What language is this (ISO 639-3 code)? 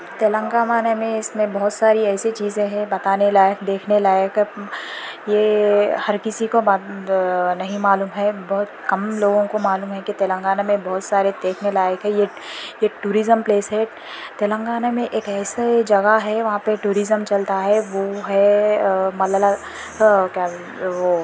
urd